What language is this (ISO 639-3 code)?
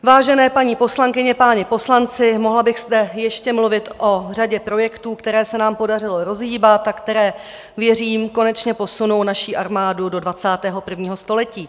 ces